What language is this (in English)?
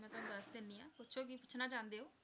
Punjabi